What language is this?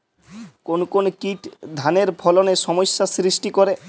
Bangla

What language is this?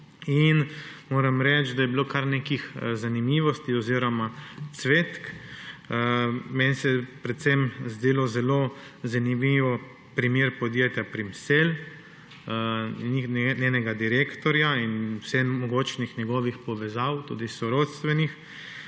Slovenian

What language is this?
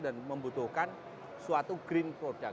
Indonesian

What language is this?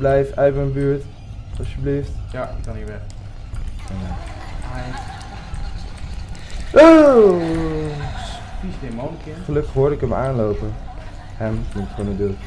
Dutch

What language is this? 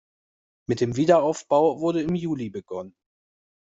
German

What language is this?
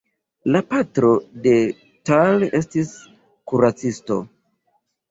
Esperanto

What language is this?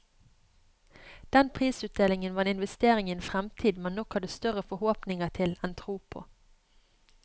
Norwegian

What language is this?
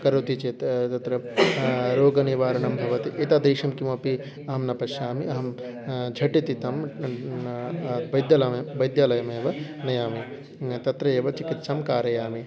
Sanskrit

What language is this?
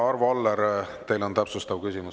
Estonian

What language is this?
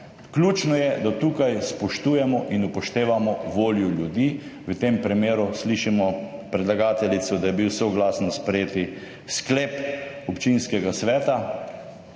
Slovenian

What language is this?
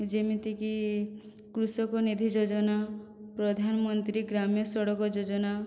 Odia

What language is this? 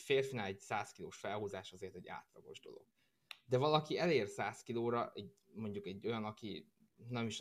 Hungarian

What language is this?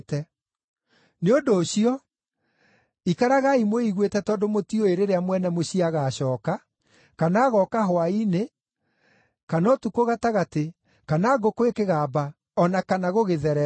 Kikuyu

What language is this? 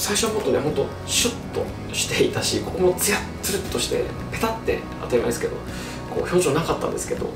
Japanese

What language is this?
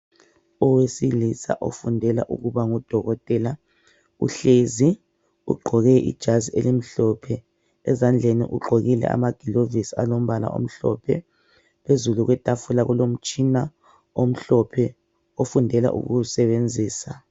North Ndebele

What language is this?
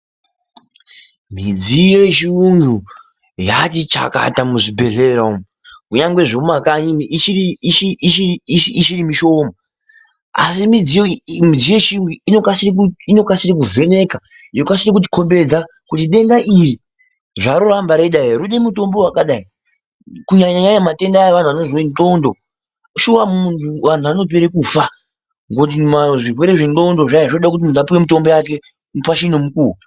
Ndau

